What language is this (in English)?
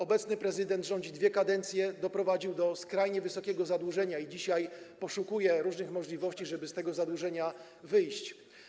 Polish